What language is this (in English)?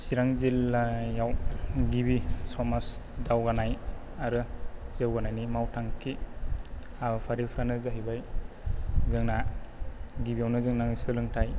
Bodo